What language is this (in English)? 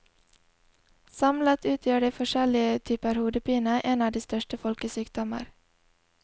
Norwegian